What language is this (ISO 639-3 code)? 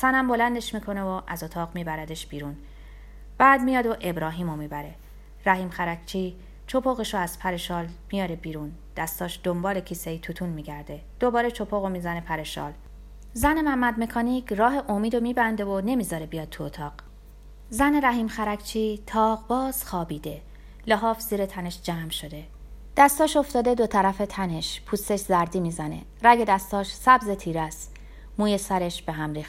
fas